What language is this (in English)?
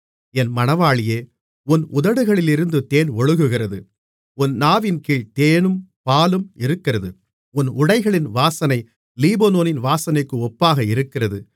Tamil